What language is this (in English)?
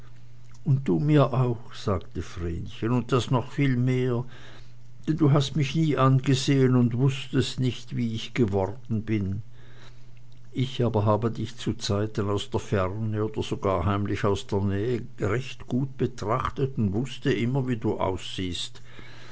German